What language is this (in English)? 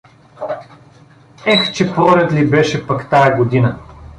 Bulgarian